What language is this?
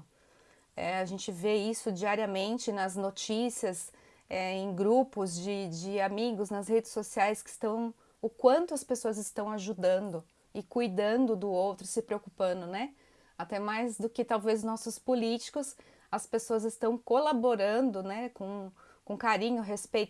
Portuguese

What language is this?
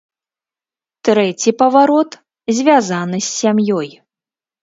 Belarusian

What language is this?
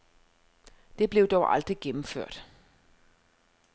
Danish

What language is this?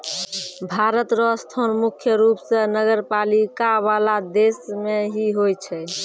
Maithili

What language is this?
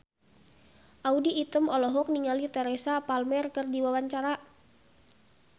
Sundanese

